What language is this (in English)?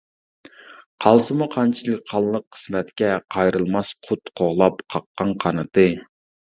Uyghur